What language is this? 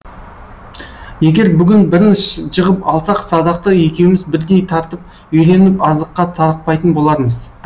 Kazakh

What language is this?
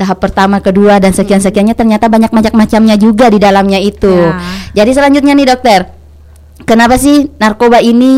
Indonesian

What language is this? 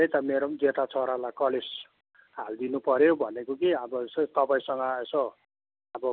Nepali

